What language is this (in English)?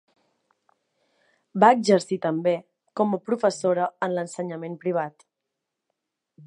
Catalan